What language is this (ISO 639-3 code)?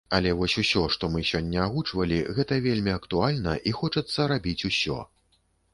bel